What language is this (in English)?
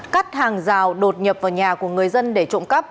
Vietnamese